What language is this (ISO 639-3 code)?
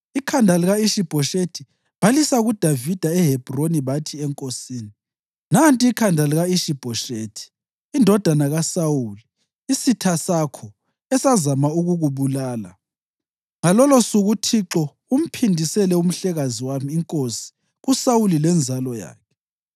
nde